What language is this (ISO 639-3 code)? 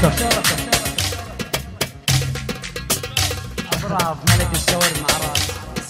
ara